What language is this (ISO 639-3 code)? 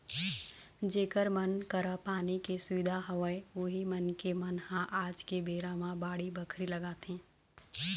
hne